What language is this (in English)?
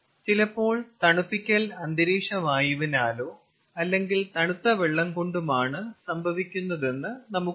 Malayalam